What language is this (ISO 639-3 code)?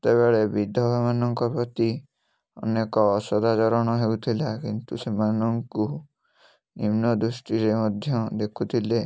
ori